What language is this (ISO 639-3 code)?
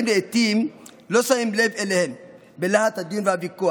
heb